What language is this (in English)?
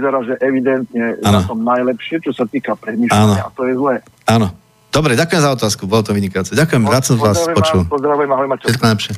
Slovak